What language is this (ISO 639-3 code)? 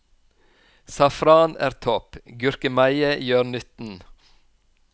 nor